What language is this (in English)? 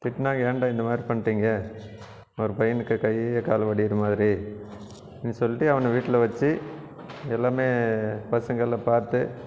Tamil